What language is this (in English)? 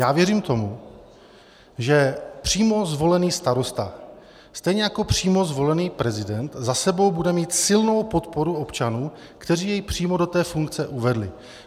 Czech